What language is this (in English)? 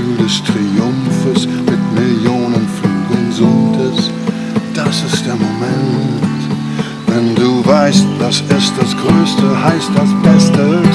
Dutch